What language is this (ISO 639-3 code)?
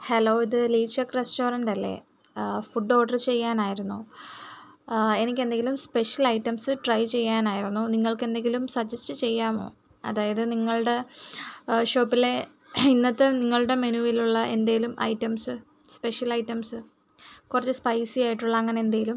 mal